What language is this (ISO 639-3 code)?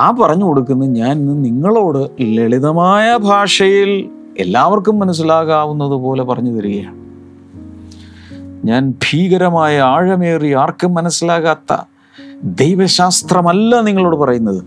mal